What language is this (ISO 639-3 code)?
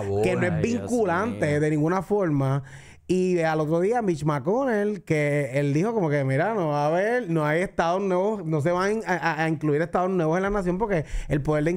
spa